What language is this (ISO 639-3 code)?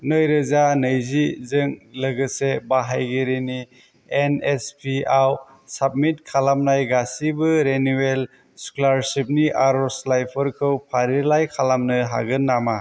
brx